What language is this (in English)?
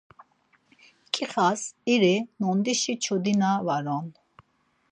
Laz